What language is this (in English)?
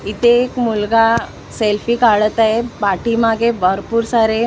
Marathi